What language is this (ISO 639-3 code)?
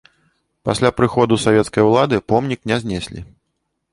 bel